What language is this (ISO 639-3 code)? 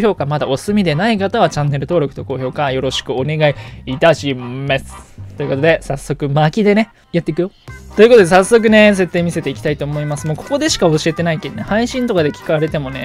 jpn